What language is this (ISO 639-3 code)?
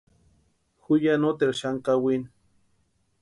pua